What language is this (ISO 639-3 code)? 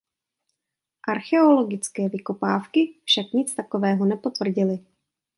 ces